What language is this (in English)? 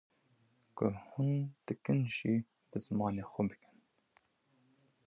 Kurdish